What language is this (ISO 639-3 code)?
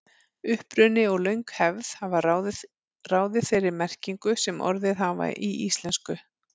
isl